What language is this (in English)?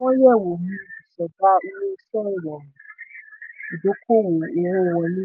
Yoruba